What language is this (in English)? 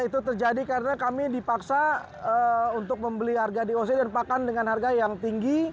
Indonesian